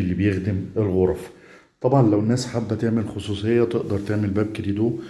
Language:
Arabic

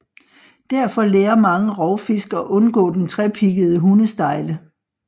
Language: Danish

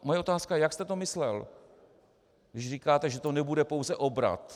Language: Czech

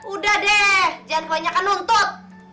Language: Indonesian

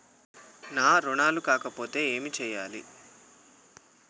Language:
Telugu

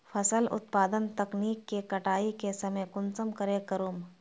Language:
Magahi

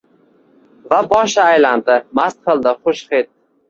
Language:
Uzbek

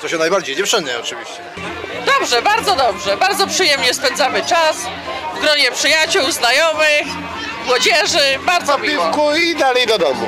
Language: Polish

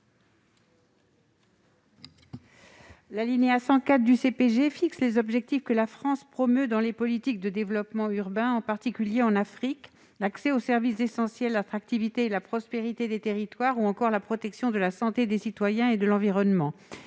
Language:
French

